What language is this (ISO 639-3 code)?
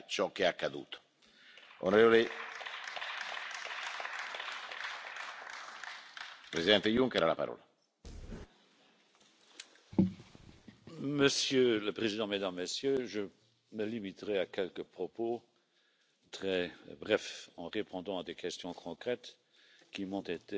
eng